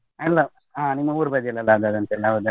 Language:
Kannada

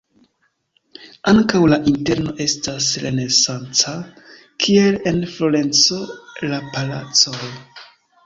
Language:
Esperanto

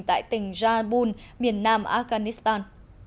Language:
Vietnamese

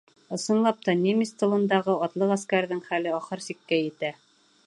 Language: Bashkir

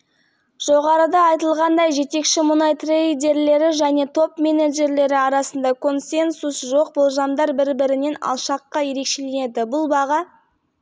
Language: Kazakh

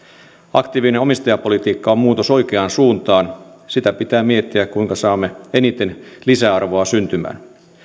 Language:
Finnish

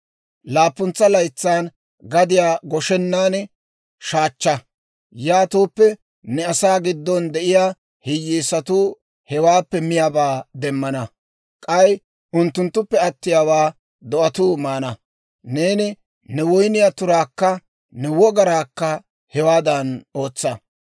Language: Dawro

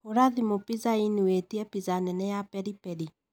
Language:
Kikuyu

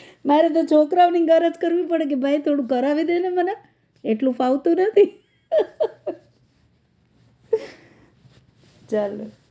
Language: Gujarati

